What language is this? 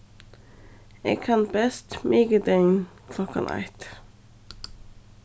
Faroese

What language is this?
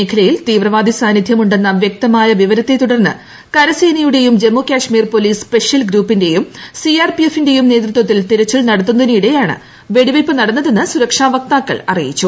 Malayalam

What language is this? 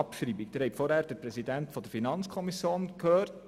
Swiss German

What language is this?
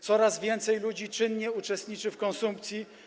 Polish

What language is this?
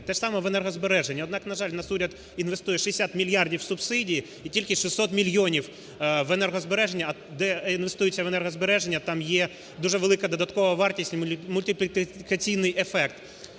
Ukrainian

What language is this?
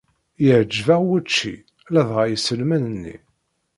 Kabyle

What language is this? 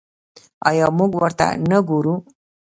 Pashto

